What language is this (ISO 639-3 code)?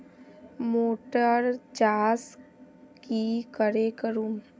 mag